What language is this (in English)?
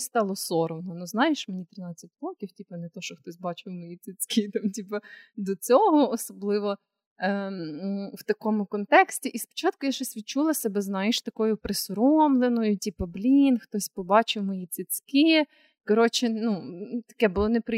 Ukrainian